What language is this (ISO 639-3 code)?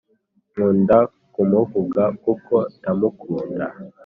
kin